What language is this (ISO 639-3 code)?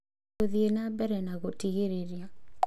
kik